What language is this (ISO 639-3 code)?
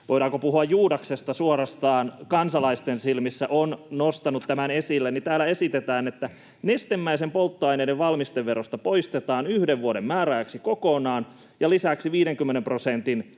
fin